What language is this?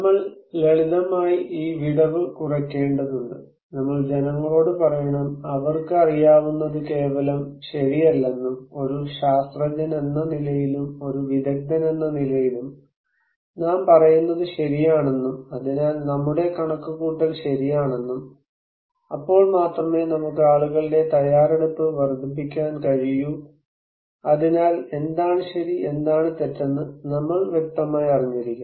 Malayalam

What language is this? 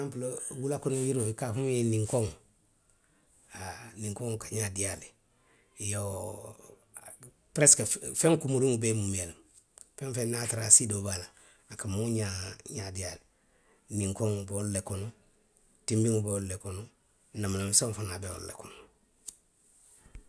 Western Maninkakan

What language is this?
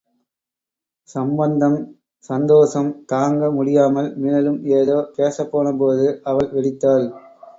Tamil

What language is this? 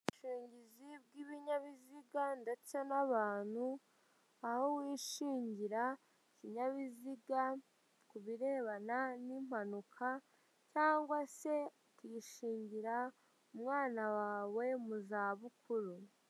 Kinyarwanda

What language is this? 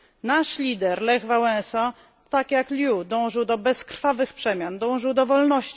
Polish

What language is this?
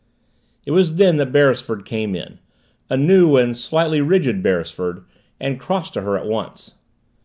English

